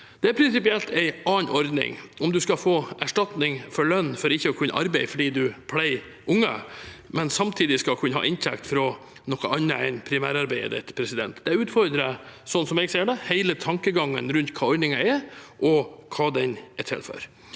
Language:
Norwegian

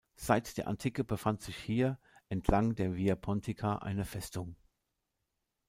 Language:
German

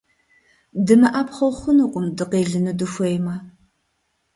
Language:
Kabardian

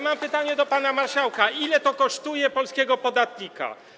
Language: Polish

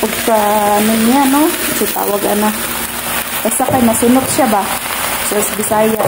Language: Filipino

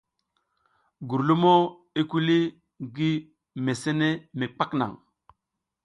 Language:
South Giziga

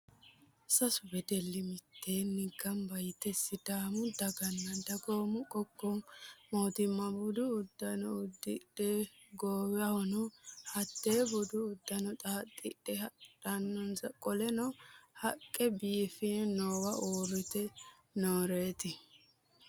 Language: Sidamo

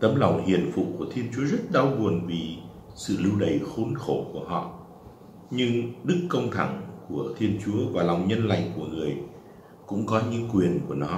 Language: Vietnamese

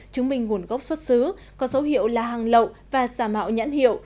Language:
Vietnamese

